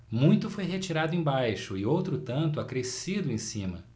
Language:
Portuguese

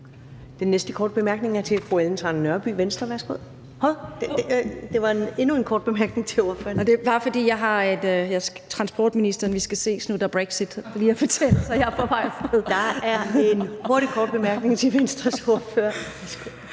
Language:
Danish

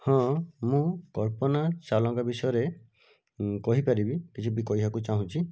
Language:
Odia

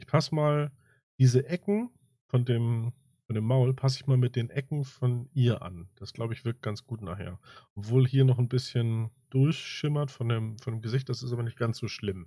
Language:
German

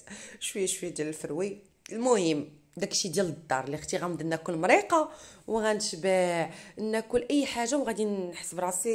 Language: Arabic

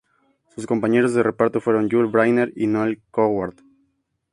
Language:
Spanish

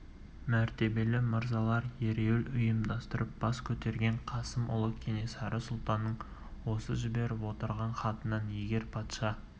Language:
Kazakh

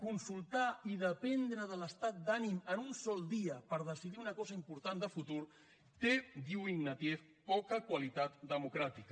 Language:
Catalan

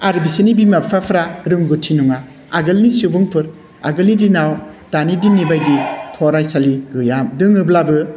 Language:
Bodo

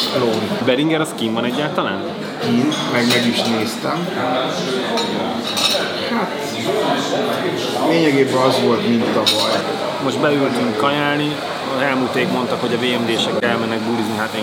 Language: Hungarian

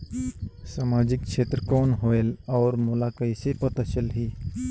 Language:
Chhattisgarhi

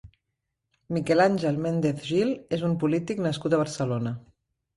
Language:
Catalan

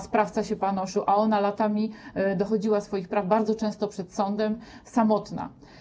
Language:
Polish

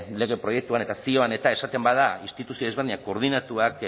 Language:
Basque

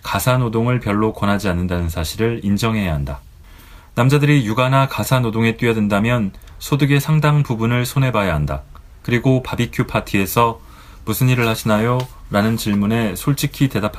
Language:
Korean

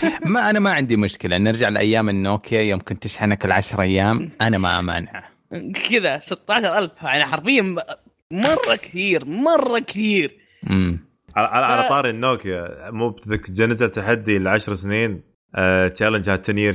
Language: Arabic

